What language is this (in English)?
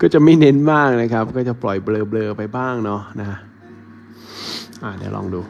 Thai